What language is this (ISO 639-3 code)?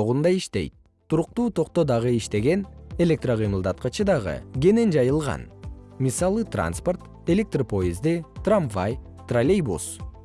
kir